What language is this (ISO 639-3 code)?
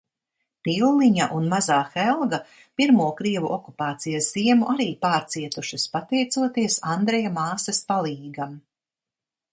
lav